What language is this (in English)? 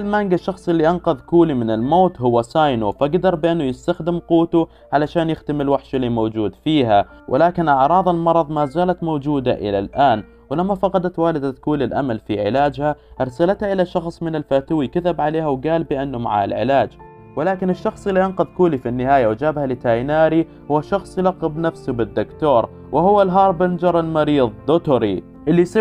Arabic